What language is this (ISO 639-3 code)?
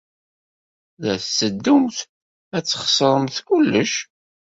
kab